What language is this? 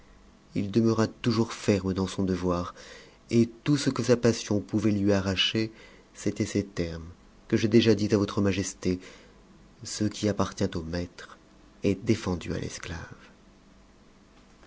French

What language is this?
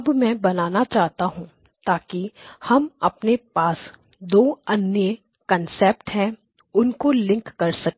Hindi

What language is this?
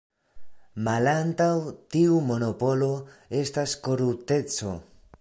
Esperanto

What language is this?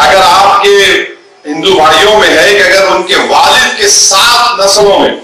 Hindi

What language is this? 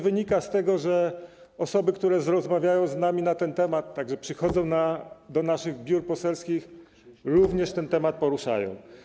Polish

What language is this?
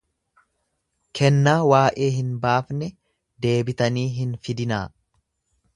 Oromo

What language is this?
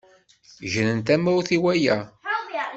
Kabyle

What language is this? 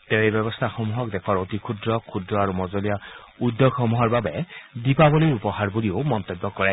Assamese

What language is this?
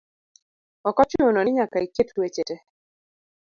Luo (Kenya and Tanzania)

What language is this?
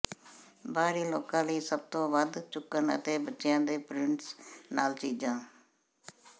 Punjabi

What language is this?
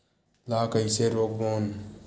Chhattisgarhi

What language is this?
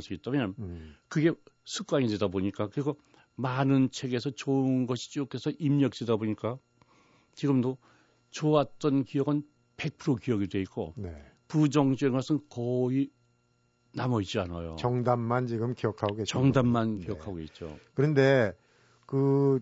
Korean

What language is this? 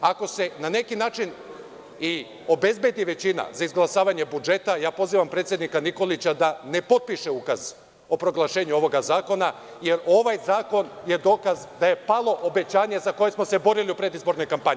Serbian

